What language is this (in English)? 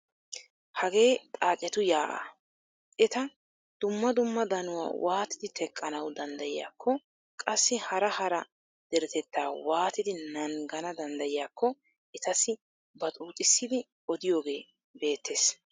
Wolaytta